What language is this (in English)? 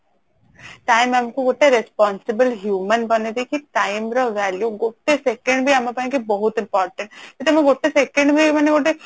Odia